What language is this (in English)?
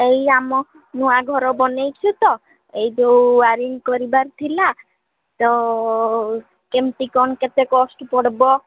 Odia